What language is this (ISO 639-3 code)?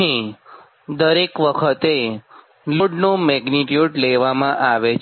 guj